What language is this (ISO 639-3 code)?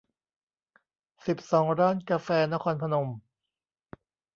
tha